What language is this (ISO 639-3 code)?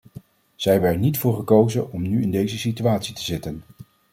nld